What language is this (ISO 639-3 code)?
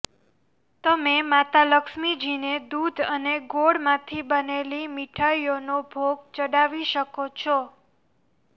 guj